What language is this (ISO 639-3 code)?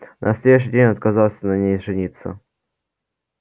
rus